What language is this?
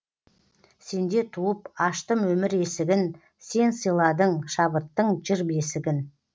Kazakh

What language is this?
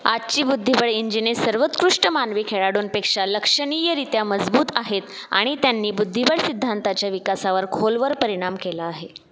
Marathi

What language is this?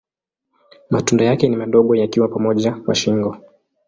Swahili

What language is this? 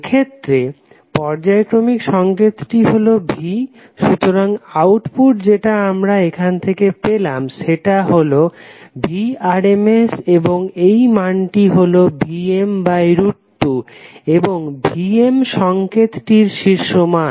Bangla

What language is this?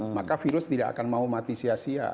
Indonesian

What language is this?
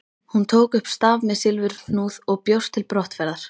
Icelandic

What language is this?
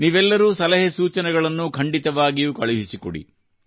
Kannada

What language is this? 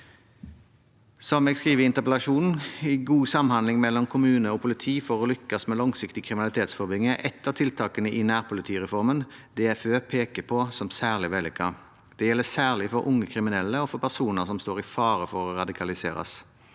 Norwegian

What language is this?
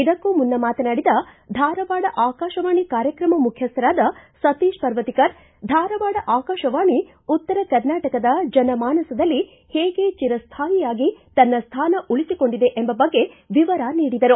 Kannada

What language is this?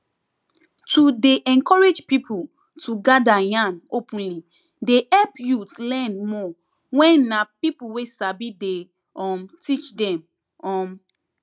Nigerian Pidgin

